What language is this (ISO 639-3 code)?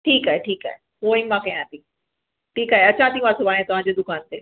snd